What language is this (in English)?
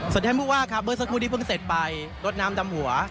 Thai